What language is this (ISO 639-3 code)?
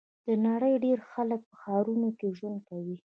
pus